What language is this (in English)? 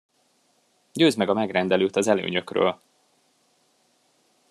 Hungarian